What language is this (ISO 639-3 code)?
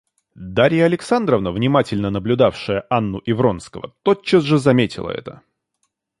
rus